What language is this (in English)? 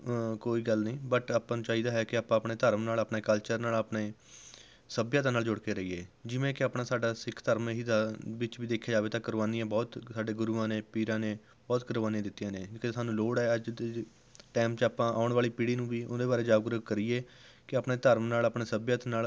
Punjabi